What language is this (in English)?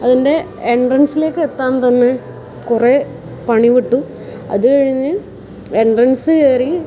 Malayalam